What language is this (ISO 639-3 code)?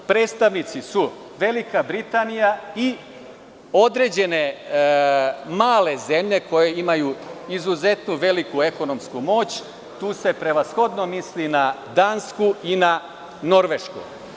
srp